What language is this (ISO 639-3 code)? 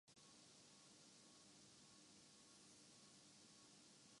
urd